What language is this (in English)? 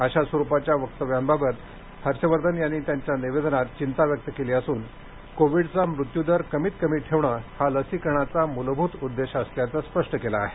Marathi